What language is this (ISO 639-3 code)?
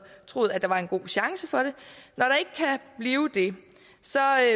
dan